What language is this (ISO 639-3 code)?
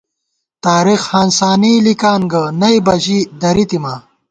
gwt